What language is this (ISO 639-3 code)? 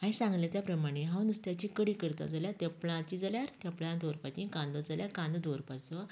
kok